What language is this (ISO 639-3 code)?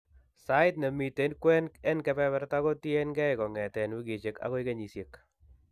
kln